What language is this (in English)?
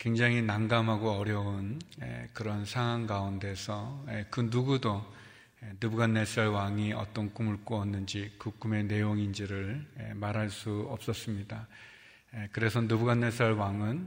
Korean